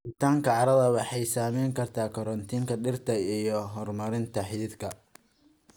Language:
Somali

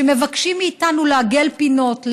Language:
Hebrew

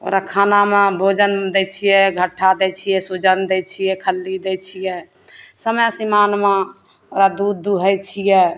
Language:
Maithili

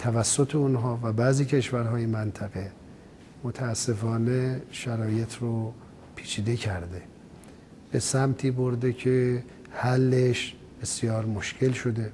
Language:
Persian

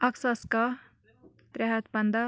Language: Kashmiri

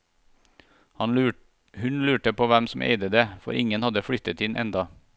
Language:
Norwegian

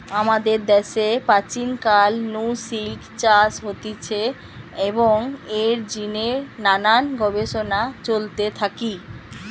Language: Bangla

